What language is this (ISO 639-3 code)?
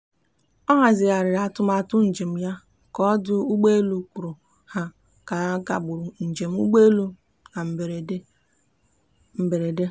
ibo